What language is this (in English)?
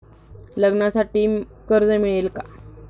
Marathi